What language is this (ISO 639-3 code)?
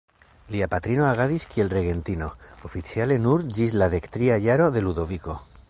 epo